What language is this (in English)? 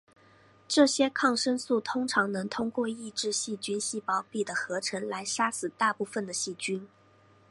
Chinese